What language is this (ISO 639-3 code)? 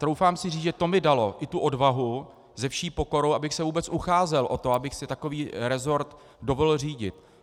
ces